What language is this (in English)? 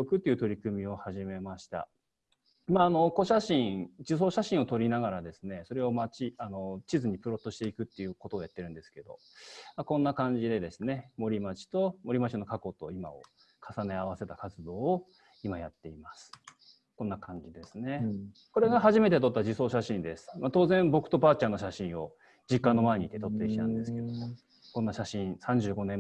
Japanese